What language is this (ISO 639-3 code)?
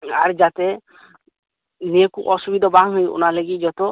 sat